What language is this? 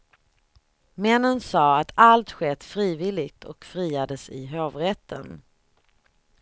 Swedish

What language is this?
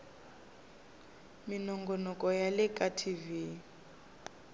Tsonga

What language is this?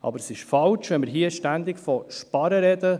Swiss German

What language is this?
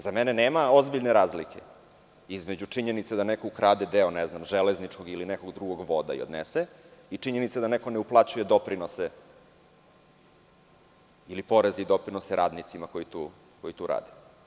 Serbian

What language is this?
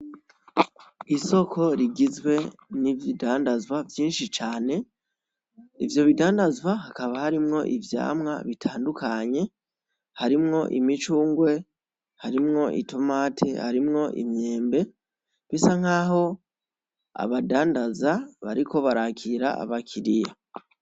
Rundi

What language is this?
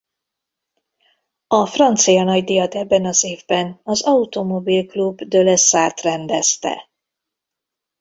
Hungarian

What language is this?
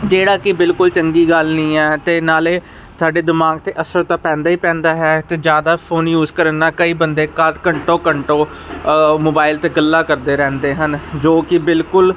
Punjabi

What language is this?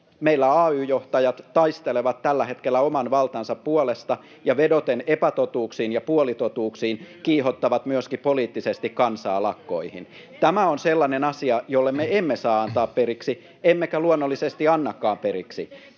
Finnish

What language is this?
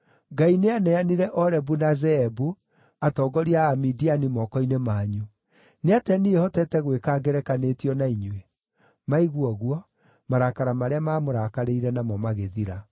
Kikuyu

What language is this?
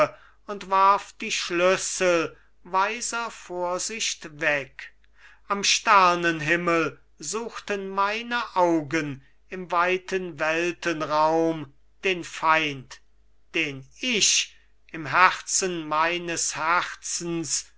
German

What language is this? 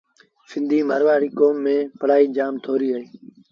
Sindhi Bhil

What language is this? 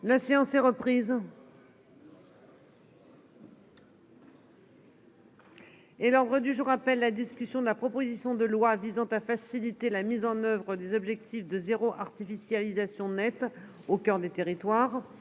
French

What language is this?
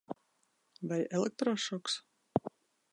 Latvian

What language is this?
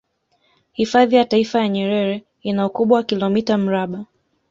Swahili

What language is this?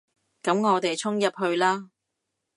Cantonese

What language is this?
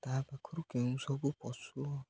Odia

